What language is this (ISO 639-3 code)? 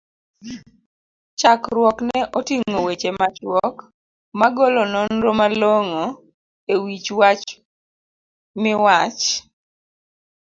luo